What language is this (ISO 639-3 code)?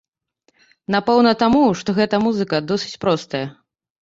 bel